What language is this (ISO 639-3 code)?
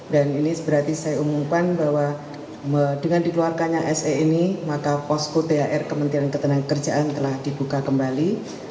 ind